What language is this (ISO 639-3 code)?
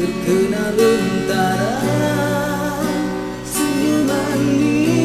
ind